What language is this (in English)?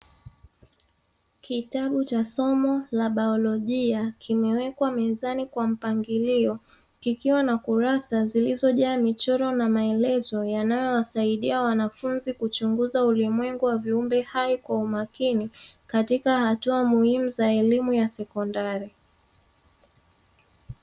Swahili